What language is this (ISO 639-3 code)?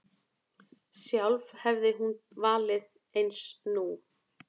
isl